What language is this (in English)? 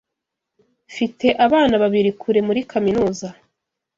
Kinyarwanda